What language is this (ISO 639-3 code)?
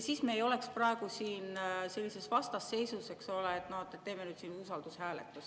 est